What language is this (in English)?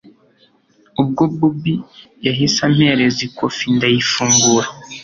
Kinyarwanda